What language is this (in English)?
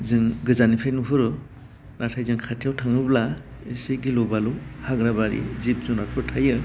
Bodo